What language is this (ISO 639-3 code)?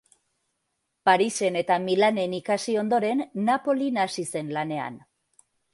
eus